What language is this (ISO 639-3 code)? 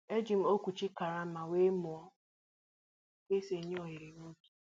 ibo